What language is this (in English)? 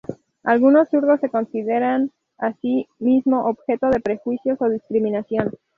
Spanish